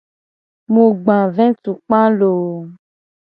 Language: Gen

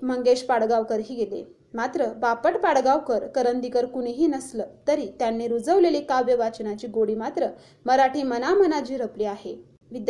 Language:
Marathi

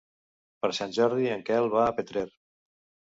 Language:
Catalan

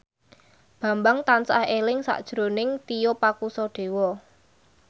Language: Javanese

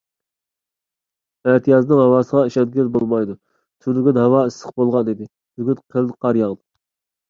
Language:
Uyghur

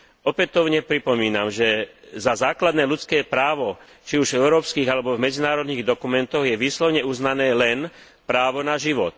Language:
Slovak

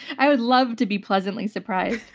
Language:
English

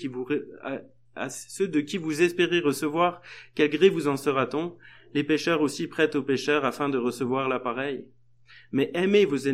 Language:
French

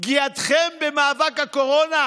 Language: Hebrew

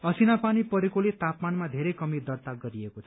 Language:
Nepali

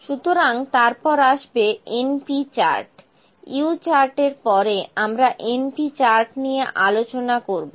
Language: Bangla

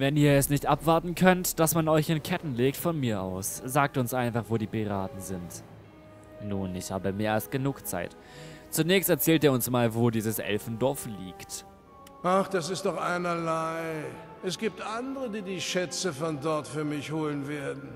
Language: German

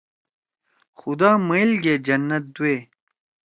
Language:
Torwali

